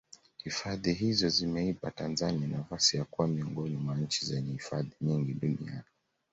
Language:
Swahili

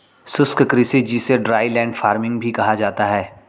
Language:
Hindi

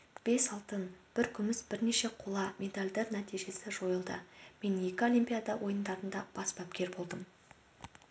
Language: Kazakh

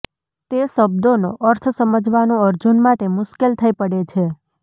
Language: Gujarati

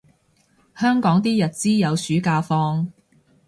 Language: Cantonese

